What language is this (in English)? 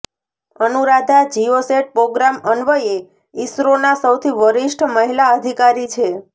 Gujarati